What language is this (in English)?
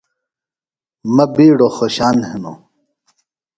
Phalura